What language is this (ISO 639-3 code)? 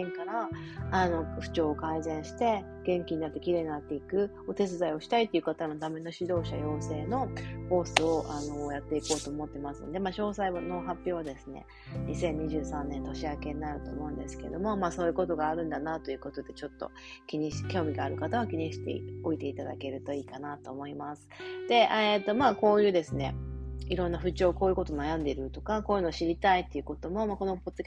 jpn